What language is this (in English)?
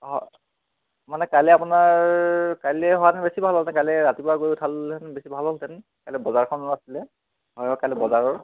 Assamese